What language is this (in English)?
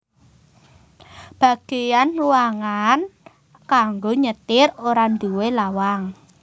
Javanese